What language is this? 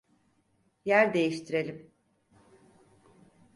Turkish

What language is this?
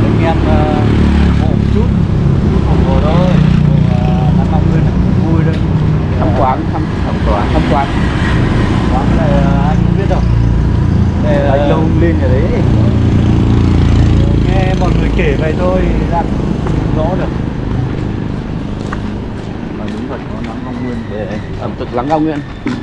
Vietnamese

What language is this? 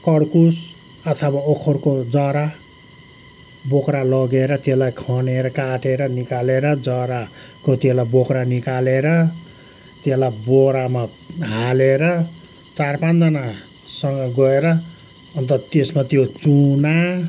Nepali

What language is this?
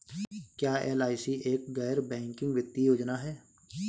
Hindi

